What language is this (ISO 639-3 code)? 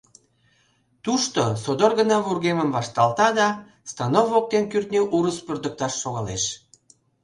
chm